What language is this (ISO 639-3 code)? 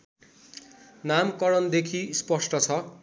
nep